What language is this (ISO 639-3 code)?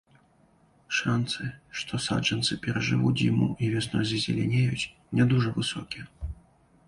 bel